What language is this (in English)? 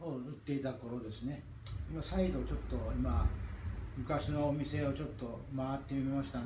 Japanese